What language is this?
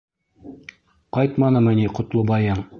Bashkir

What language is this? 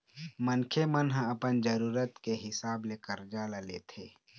Chhattisgarhi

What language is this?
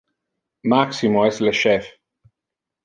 Interlingua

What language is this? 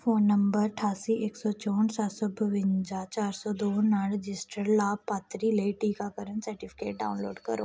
Punjabi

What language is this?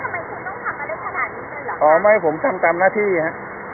Thai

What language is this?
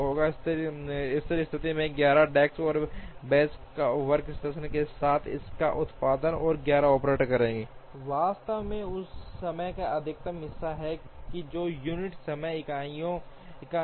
Hindi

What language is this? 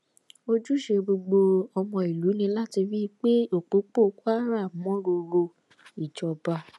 Yoruba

